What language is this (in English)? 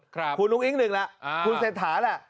Thai